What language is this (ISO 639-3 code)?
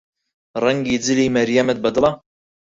ckb